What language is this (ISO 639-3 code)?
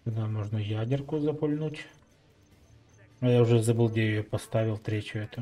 rus